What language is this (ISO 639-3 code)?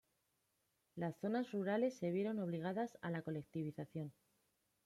spa